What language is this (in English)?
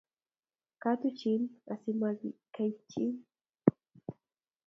Kalenjin